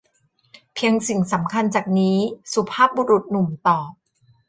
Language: Thai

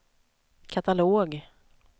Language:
Swedish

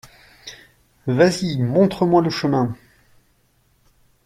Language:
French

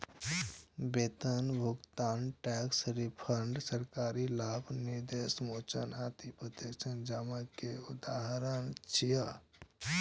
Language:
Maithili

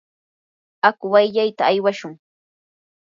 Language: Yanahuanca Pasco Quechua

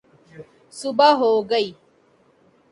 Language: Urdu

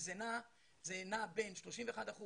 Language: Hebrew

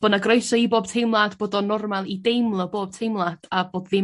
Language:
Welsh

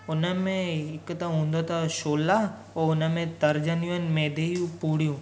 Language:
Sindhi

